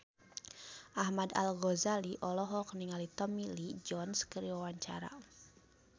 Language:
Sundanese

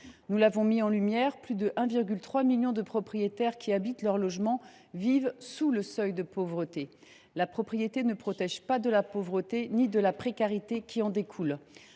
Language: French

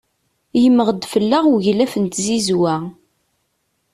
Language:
Kabyle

